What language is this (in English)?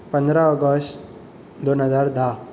Konkani